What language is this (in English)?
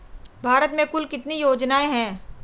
Hindi